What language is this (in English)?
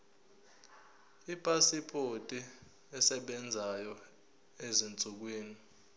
Zulu